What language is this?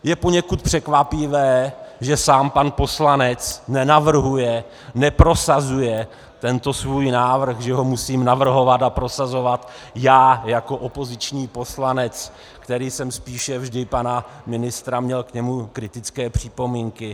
Czech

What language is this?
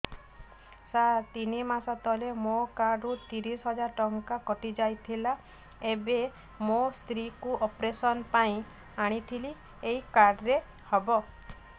Odia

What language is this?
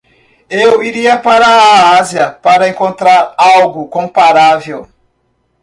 Portuguese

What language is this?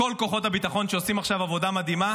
Hebrew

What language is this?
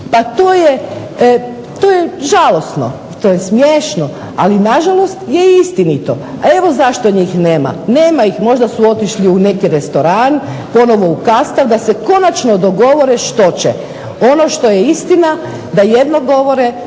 Croatian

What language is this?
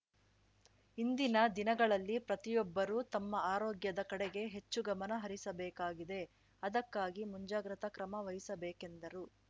Kannada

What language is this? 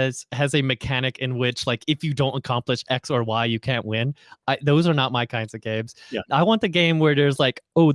English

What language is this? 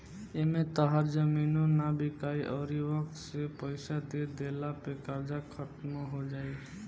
Bhojpuri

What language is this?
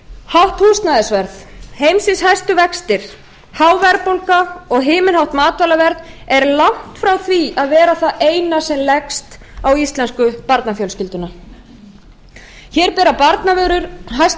Icelandic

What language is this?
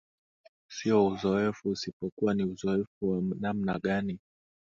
Swahili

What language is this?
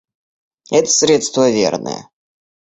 Russian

